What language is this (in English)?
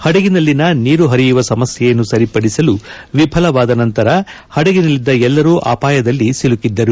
Kannada